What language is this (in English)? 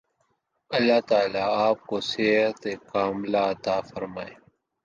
Urdu